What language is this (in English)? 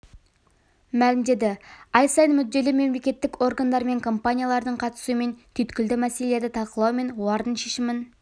Kazakh